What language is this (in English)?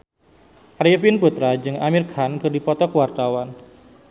Sundanese